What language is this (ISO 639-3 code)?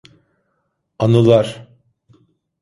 tur